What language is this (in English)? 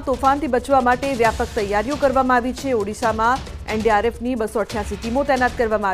Hindi